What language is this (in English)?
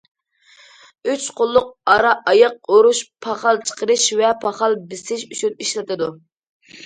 Uyghur